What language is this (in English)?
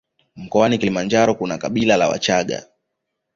Swahili